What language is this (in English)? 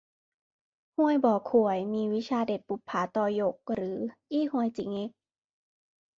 Thai